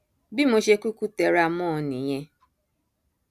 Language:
Yoruba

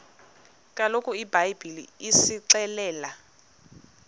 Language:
Xhosa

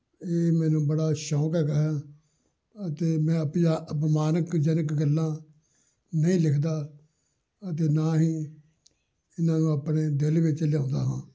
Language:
Punjabi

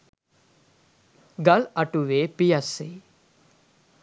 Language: Sinhala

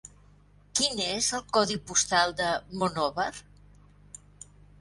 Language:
Catalan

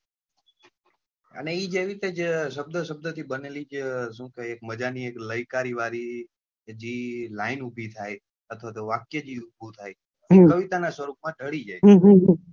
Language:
Gujarati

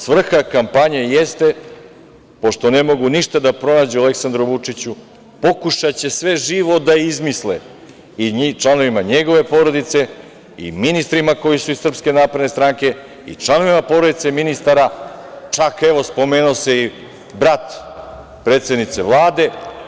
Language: Serbian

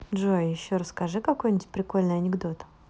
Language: Russian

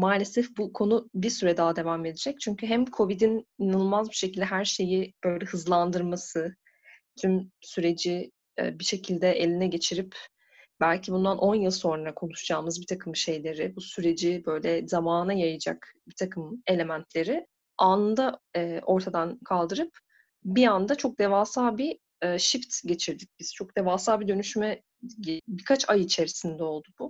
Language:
Turkish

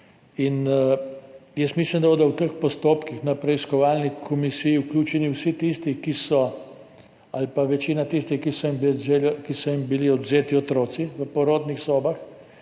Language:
Slovenian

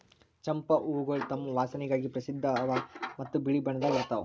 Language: Kannada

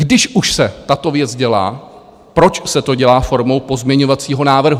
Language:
Czech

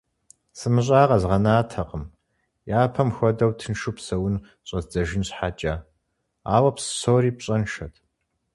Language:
Kabardian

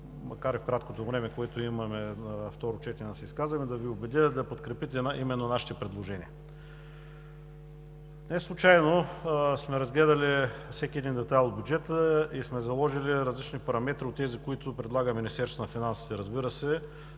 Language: Bulgarian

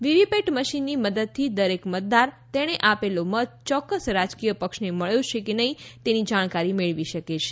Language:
Gujarati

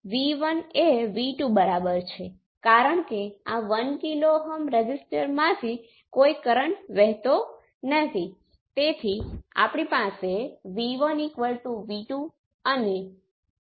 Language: Gujarati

